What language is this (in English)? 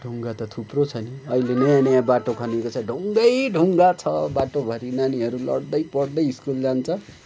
Nepali